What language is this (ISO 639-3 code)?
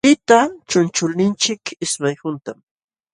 qxw